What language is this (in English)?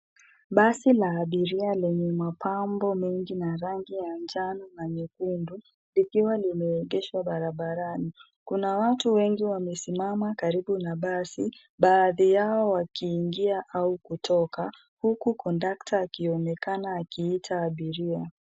Swahili